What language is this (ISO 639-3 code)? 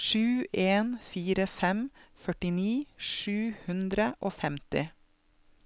nor